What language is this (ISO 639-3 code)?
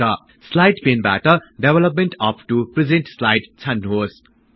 nep